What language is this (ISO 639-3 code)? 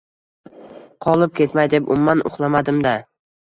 uzb